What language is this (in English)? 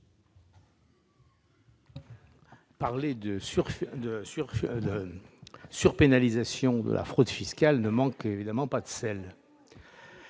French